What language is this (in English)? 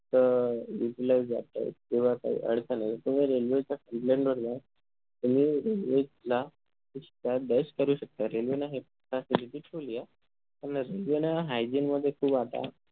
Marathi